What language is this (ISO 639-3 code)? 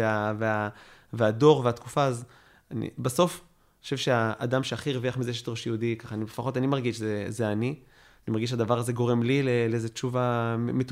heb